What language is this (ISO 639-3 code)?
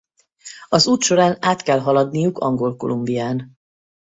hun